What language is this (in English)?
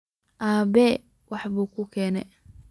Somali